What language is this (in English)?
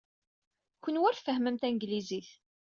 Kabyle